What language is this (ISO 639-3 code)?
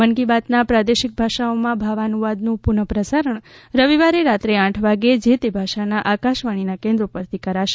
guj